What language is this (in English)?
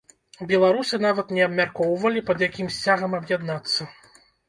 Belarusian